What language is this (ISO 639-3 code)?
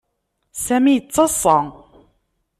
kab